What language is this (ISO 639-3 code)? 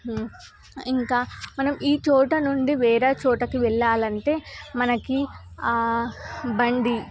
tel